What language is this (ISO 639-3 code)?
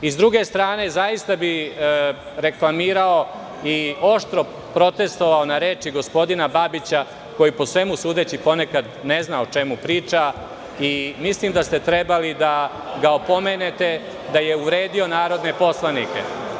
srp